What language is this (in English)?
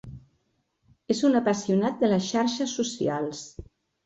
Catalan